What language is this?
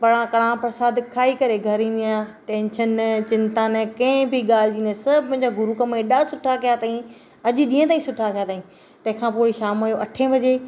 Sindhi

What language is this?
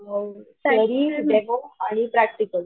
Marathi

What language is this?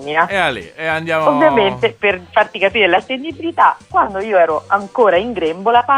Italian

